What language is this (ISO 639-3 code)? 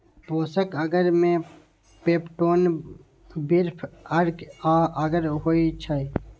mai